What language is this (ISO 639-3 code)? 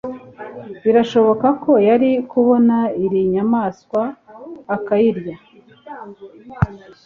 kin